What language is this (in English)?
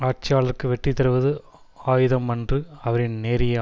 Tamil